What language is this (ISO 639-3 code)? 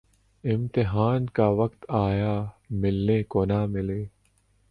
urd